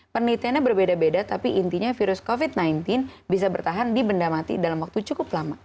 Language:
Indonesian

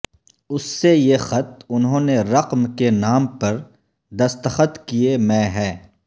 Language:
Urdu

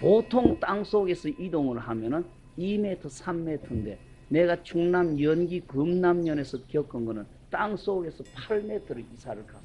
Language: Korean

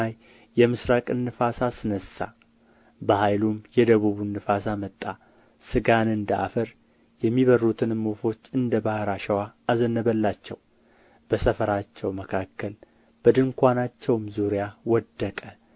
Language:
Amharic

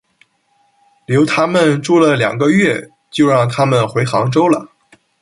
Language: Chinese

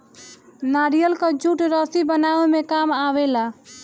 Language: Bhojpuri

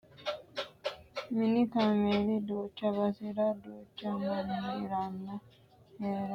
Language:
Sidamo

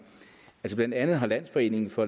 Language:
Danish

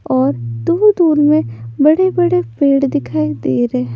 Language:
Hindi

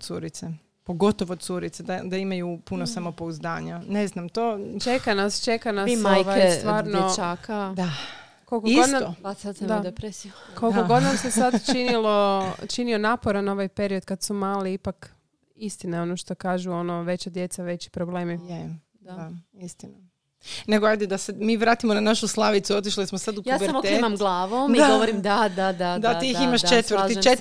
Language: Croatian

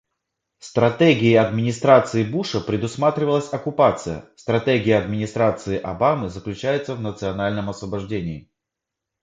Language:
Russian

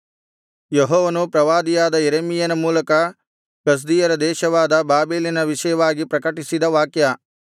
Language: Kannada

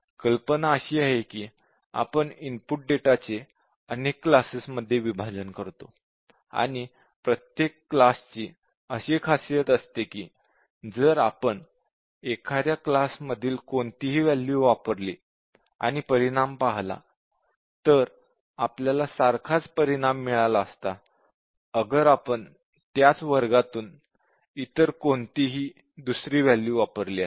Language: Marathi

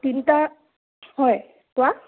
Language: Assamese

